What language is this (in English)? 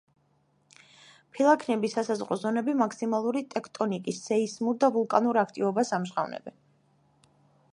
Georgian